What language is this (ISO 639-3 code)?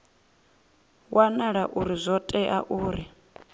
ven